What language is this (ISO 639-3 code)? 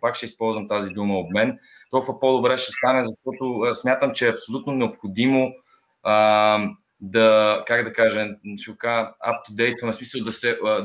bul